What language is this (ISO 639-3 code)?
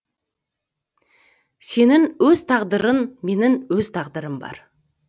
kaz